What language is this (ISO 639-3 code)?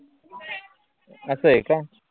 mar